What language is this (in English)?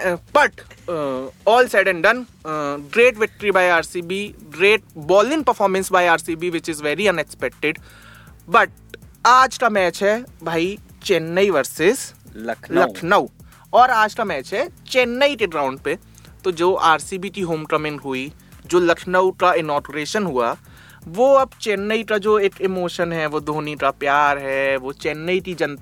Hindi